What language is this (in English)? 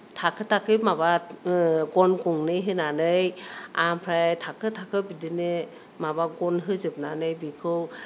Bodo